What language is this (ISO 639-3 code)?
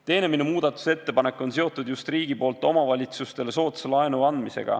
est